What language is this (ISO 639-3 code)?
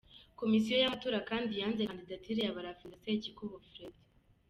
kin